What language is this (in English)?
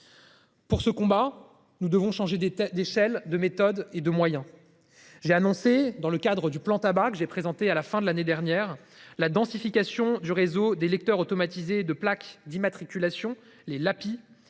French